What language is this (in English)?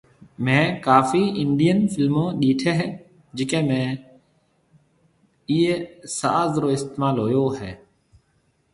Marwari (Pakistan)